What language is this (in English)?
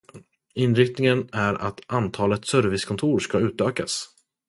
Swedish